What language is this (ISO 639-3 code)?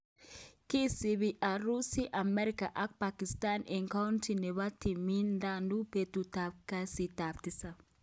kln